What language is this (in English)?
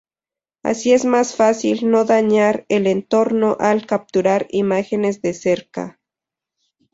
Spanish